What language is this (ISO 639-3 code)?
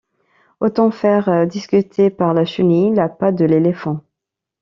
fra